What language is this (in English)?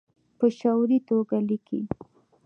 Pashto